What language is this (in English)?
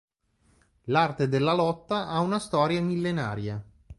Italian